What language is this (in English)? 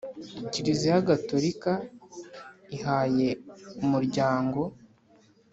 Kinyarwanda